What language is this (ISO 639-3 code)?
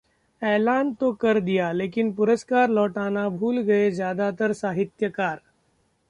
hin